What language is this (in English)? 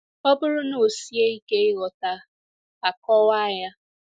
Igbo